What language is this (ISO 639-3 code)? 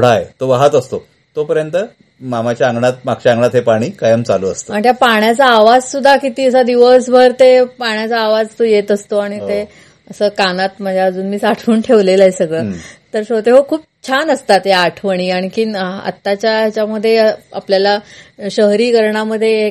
mar